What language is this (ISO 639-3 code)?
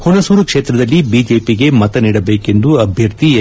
kan